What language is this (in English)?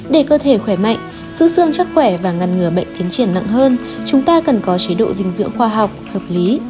Vietnamese